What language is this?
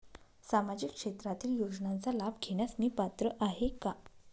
Marathi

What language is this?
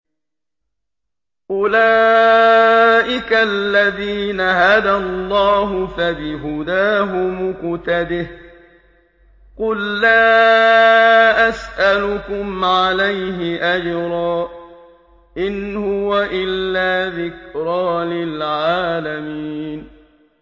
Arabic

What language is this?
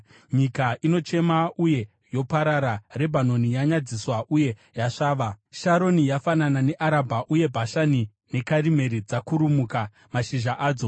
Shona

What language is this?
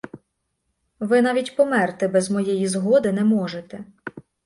Ukrainian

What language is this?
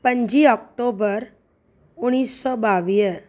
Sindhi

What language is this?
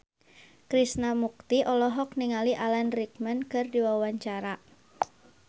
Sundanese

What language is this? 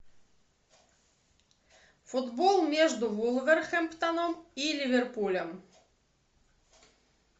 Russian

